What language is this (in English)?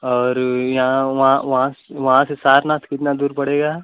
Hindi